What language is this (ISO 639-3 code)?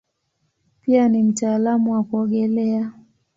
swa